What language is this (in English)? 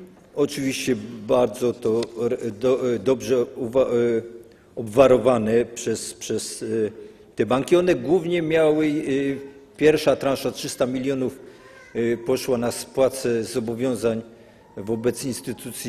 Polish